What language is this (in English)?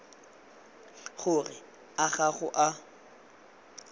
Tswana